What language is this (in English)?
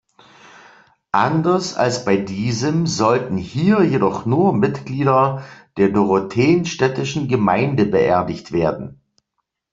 German